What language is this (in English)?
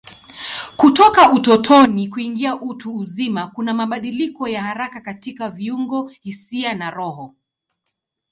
Swahili